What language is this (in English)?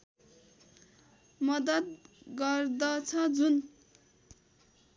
Nepali